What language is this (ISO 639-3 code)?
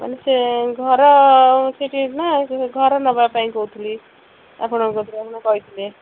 ori